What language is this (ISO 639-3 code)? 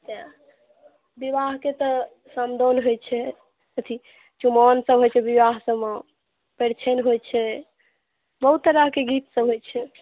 mai